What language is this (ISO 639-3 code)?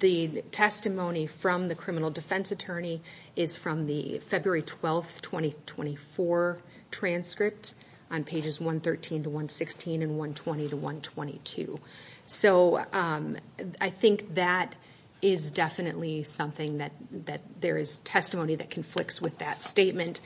eng